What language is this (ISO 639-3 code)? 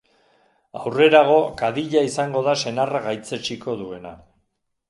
eus